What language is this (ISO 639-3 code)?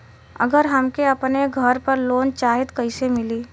bho